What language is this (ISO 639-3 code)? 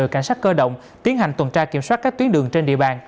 vie